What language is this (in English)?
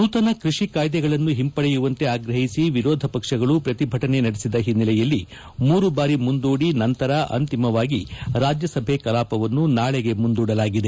Kannada